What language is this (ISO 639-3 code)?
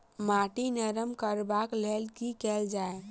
mai